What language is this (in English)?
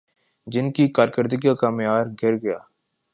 Urdu